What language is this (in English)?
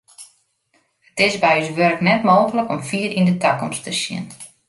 Western Frisian